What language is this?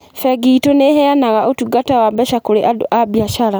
Kikuyu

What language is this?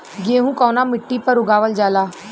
Bhojpuri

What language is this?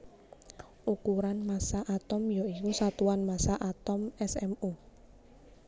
Javanese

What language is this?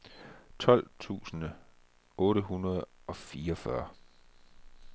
Danish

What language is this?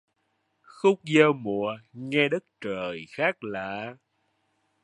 Vietnamese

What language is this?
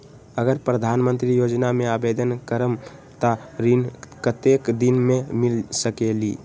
Magahi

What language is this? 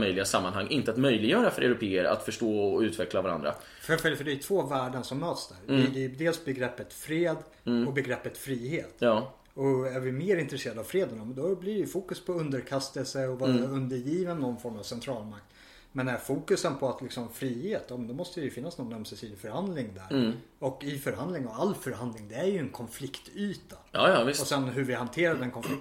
Swedish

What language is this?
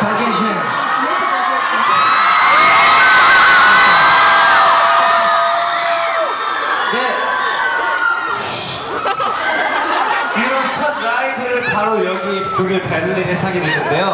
Korean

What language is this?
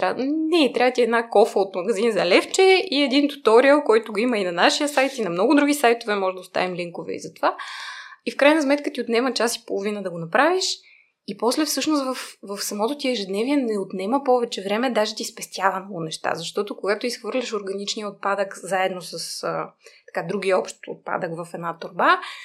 Bulgarian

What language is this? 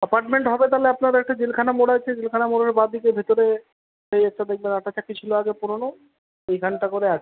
Bangla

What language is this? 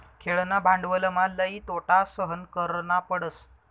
Marathi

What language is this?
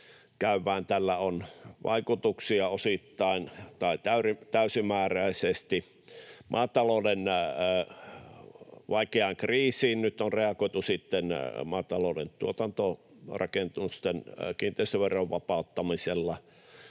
Finnish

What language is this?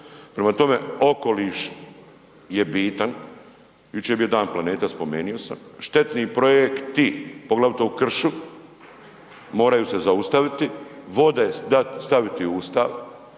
Croatian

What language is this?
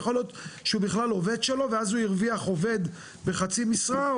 Hebrew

